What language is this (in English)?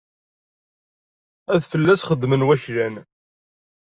Kabyle